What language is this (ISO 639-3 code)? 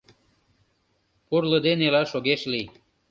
chm